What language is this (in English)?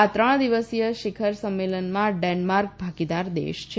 Gujarati